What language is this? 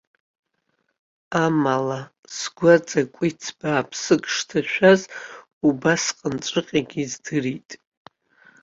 Abkhazian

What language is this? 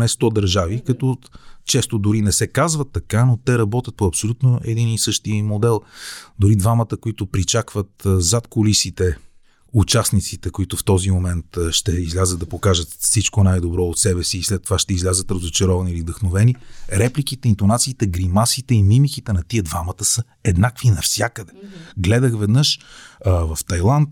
Bulgarian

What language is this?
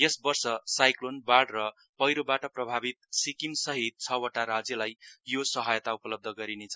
Nepali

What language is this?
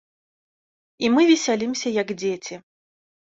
Belarusian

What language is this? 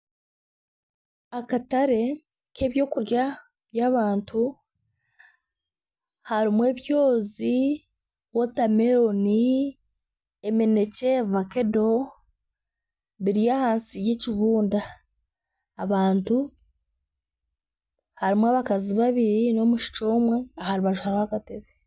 Nyankole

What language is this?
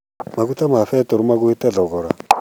Kikuyu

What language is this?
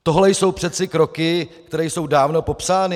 Czech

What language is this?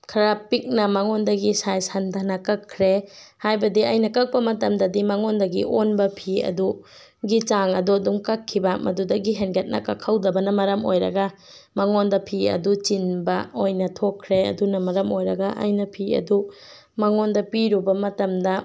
Manipuri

